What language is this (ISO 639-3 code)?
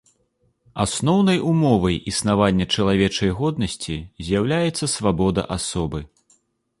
bel